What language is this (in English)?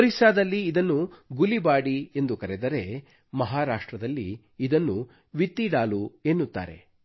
Kannada